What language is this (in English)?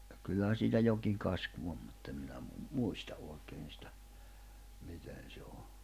Finnish